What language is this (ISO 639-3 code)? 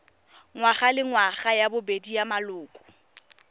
tsn